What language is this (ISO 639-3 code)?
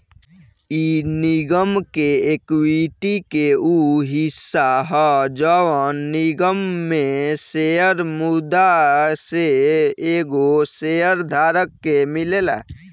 bho